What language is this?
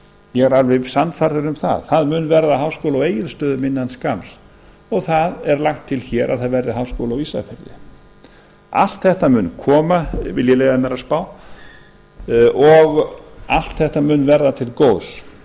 Icelandic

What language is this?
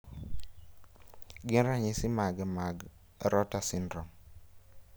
Luo (Kenya and Tanzania)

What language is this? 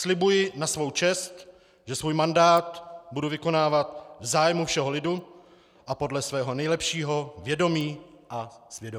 Czech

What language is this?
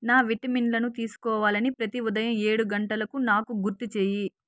Telugu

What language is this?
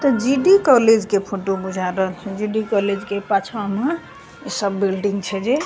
Maithili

